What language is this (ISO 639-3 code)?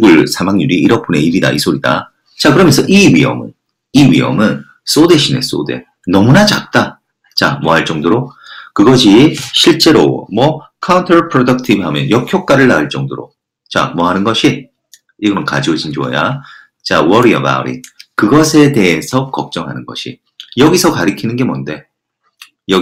kor